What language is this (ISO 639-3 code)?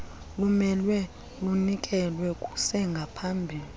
xho